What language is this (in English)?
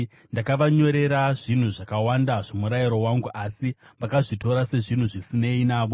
Shona